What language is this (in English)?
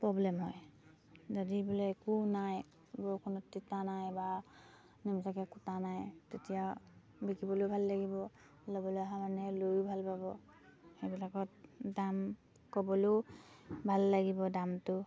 Assamese